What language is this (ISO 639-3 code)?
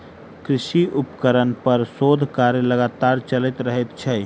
mai